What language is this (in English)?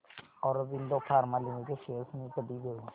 Marathi